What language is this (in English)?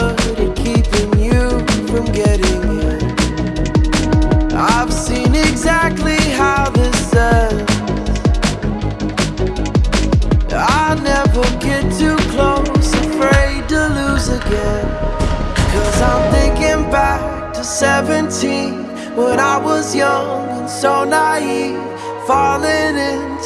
English